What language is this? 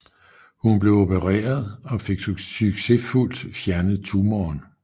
Danish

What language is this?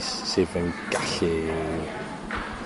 Welsh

